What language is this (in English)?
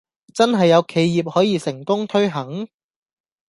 Cantonese